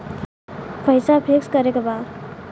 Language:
Bhojpuri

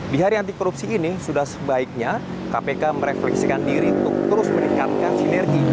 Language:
Indonesian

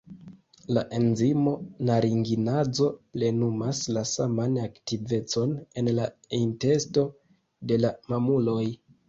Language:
Esperanto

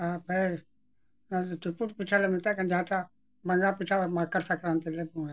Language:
Santali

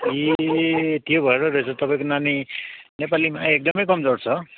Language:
Nepali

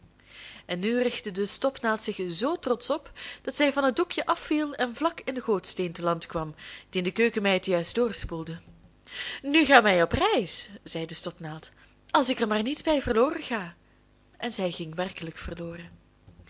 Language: Dutch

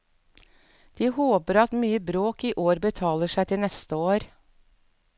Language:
Norwegian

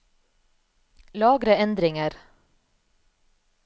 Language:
Norwegian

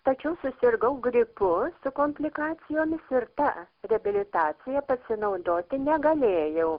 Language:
Lithuanian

